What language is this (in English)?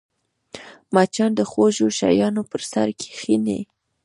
Pashto